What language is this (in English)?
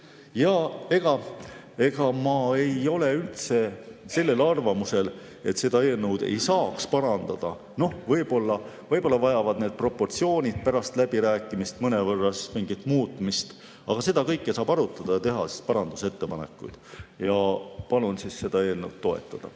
Estonian